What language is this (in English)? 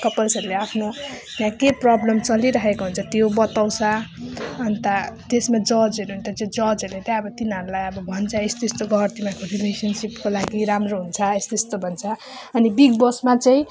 Nepali